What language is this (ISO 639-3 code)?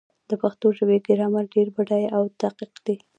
pus